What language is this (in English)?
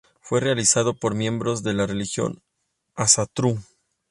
Spanish